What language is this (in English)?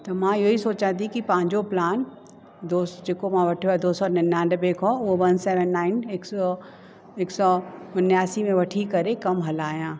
Sindhi